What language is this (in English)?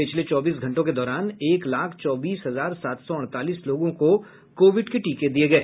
Hindi